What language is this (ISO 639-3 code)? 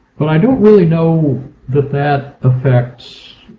eng